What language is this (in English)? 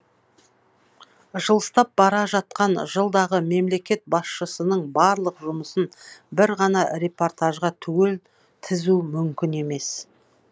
Kazakh